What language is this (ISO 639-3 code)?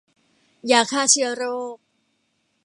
tha